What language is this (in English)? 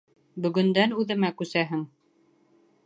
Bashkir